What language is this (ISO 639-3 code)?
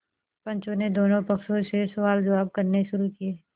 hin